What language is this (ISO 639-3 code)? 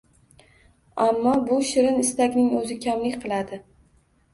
uzb